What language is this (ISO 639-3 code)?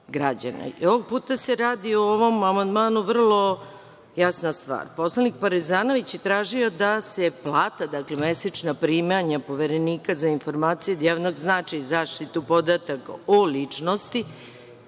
srp